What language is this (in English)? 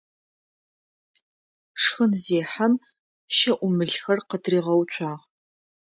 Adyghe